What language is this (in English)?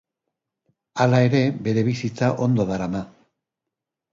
Basque